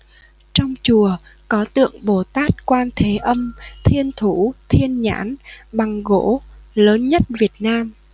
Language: Vietnamese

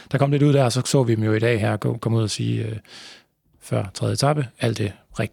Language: Danish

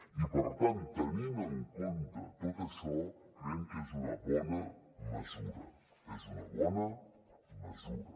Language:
Catalan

